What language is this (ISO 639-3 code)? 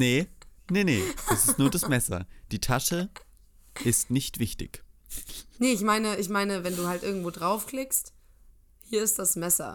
deu